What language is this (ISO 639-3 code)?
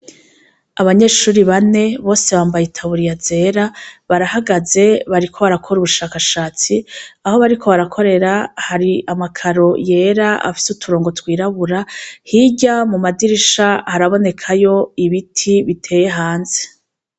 run